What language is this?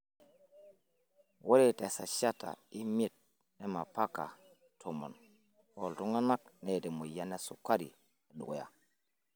Masai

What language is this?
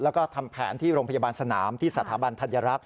Thai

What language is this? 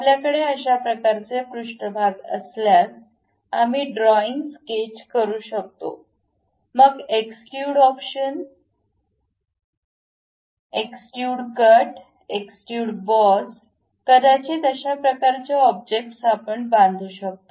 Marathi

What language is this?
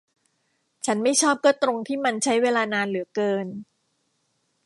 Thai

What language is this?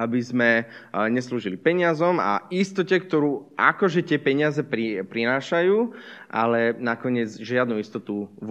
Slovak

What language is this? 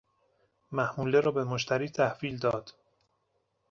Persian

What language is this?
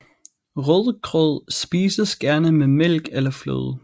Danish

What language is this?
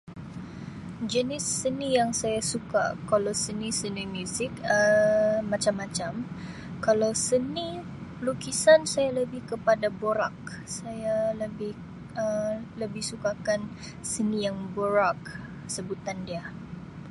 Sabah Malay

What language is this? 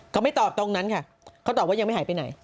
Thai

